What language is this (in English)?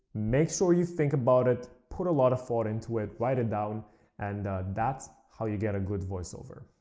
English